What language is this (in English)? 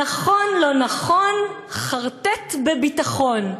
Hebrew